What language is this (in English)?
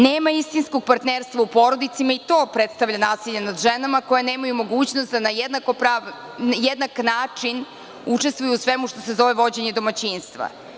Serbian